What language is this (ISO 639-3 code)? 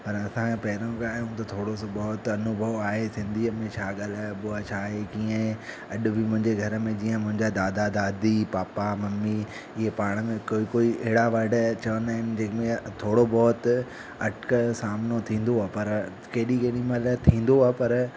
snd